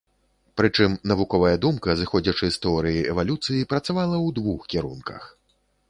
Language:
Belarusian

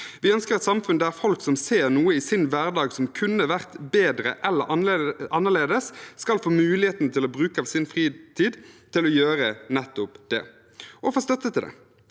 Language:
Norwegian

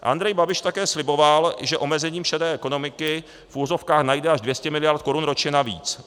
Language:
Czech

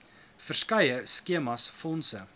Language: Afrikaans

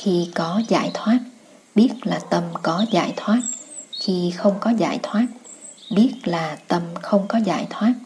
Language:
Vietnamese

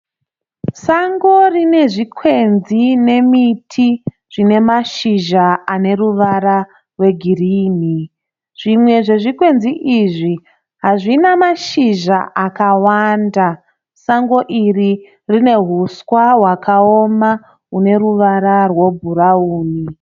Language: Shona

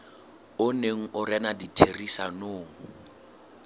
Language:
Southern Sotho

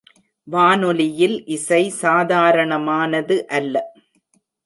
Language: Tamil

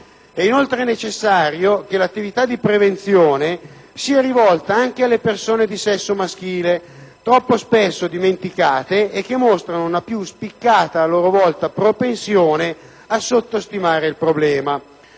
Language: Italian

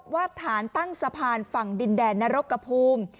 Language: Thai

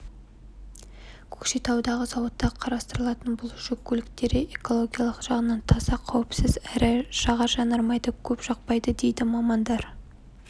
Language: Kazakh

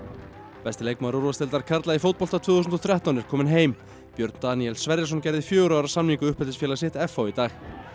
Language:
Icelandic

